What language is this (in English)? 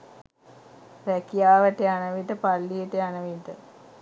Sinhala